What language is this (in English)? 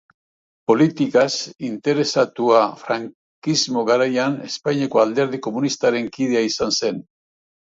Basque